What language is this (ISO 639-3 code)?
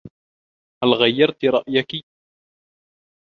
ara